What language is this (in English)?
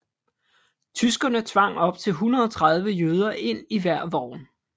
Danish